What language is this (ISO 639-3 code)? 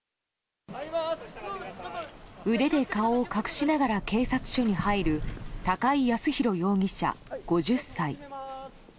jpn